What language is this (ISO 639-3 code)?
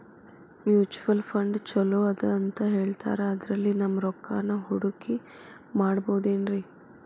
kan